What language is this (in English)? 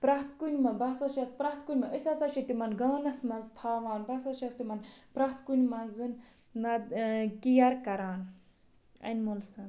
Kashmiri